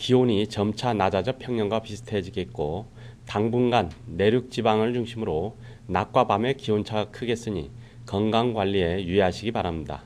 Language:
Korean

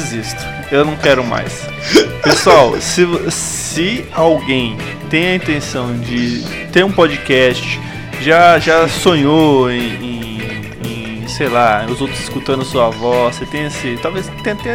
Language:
Portuguese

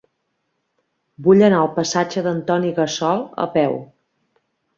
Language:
Catalan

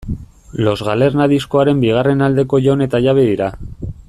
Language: Basque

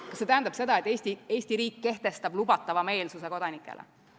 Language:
Estonian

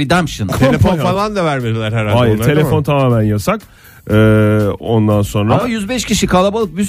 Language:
Turkish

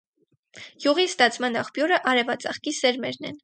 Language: Armenian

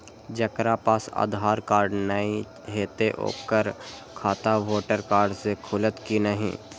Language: Maithili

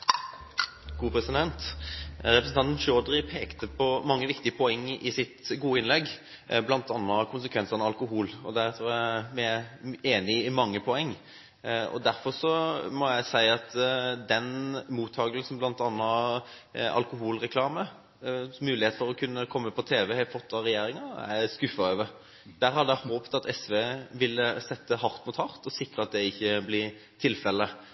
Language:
Norwegian Bokmål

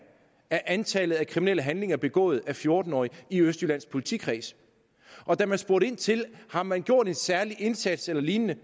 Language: Danish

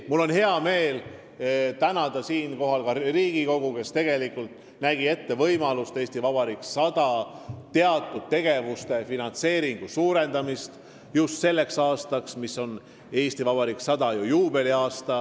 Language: Estonian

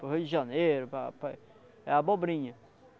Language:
Portuguese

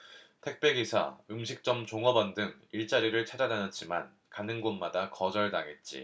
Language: Korean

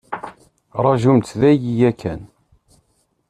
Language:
Kabyle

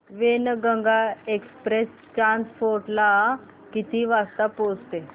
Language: Marathi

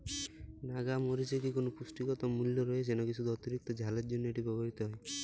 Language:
Bangla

